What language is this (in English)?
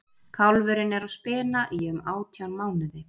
Icelandic